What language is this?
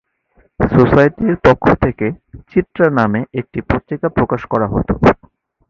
Bangla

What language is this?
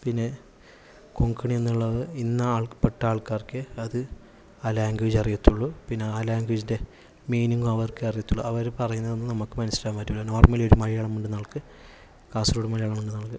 Malayalam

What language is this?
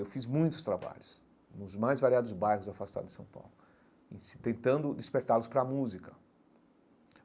Portuguese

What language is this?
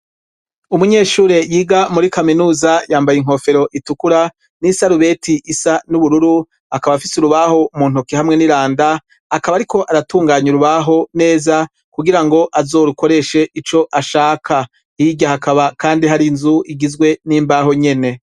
Rundi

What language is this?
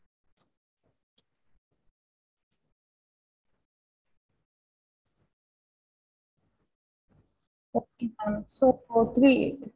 Tamil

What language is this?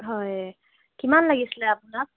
Assamese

